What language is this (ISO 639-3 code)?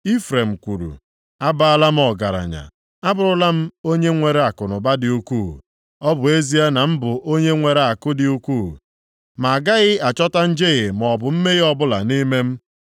ibo